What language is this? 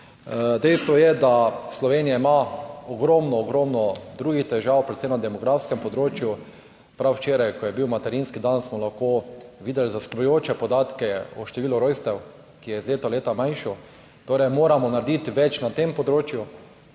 Slovenian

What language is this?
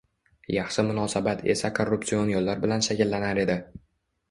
Uzbek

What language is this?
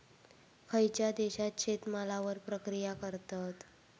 Marathi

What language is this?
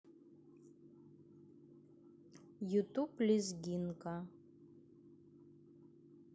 Russian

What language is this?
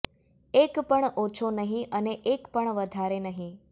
Gujarati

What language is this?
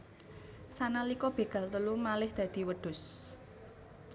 Javanese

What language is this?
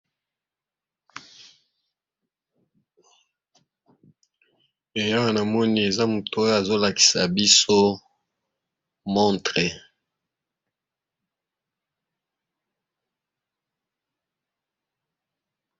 Lingala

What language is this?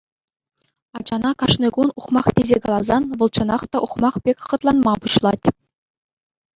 Chuvash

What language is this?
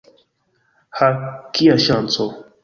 Esperanto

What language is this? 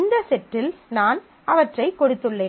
Tamil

